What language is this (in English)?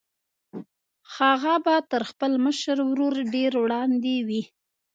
Pashto